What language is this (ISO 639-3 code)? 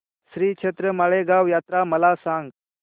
mar